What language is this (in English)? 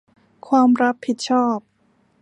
Thai